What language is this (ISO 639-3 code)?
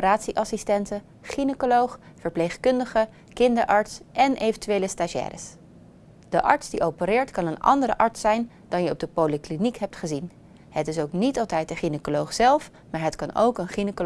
nld